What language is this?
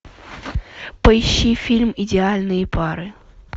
Russian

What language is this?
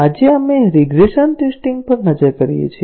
Gujarati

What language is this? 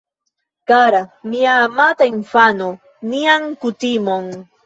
Esperanto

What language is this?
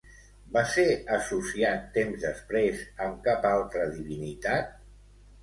Catalan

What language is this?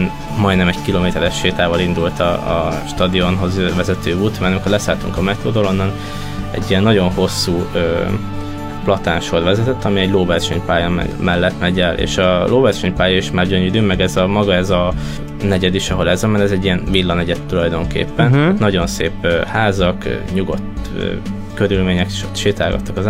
Hungarian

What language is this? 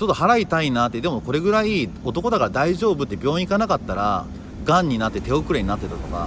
Japanese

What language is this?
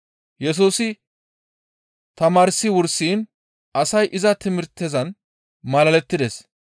Gamo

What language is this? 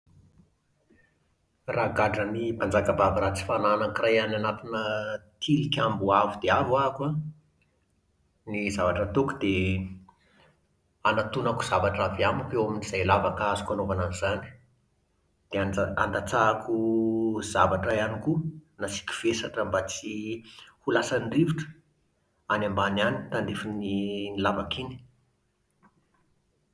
Malagasy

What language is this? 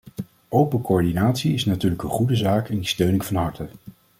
Dutch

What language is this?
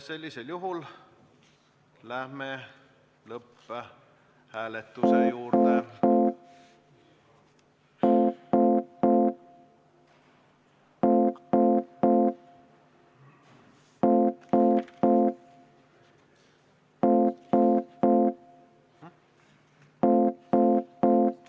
Estonian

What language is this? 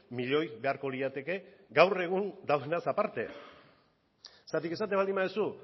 Basque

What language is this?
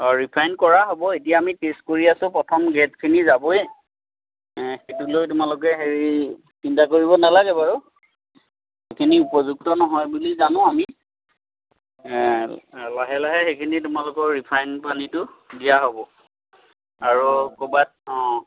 Assamese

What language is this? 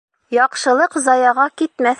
Bashkir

